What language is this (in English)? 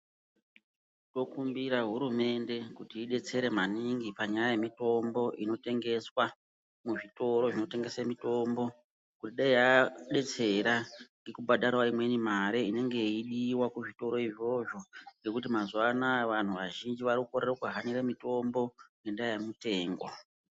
Ndau